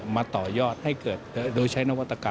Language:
Thai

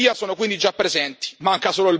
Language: Italian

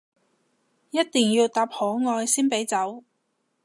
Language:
Cantonese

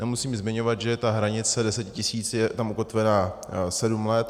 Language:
Czech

